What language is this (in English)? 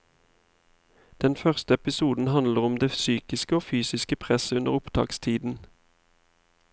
Norwegian